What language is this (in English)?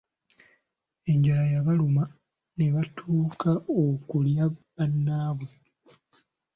Ganda